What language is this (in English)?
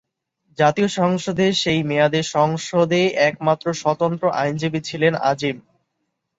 Bangla